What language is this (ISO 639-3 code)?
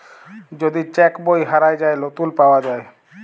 ben